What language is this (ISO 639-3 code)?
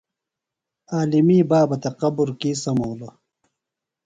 phl